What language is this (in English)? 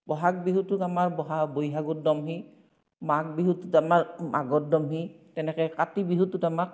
Assamese